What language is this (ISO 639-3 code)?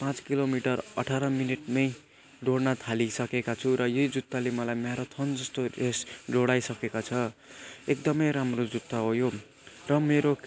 nep